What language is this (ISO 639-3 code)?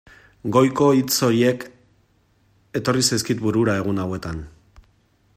eus